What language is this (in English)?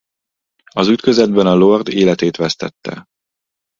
Hungarian